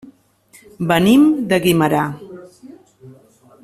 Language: Catalan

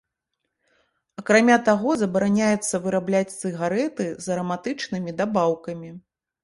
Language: Belarusian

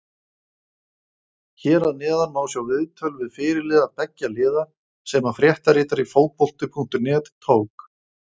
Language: Icelandic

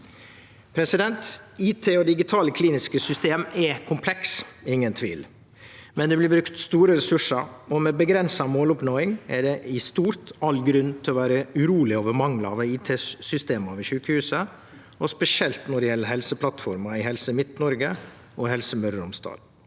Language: Norwegian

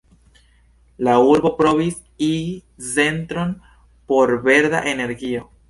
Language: Esperanto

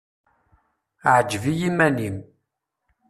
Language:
Kabyle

